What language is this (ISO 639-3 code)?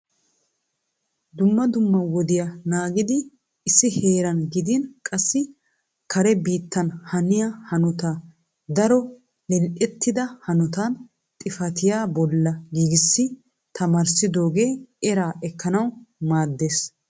wal